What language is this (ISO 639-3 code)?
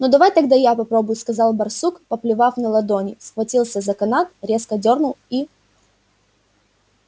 rus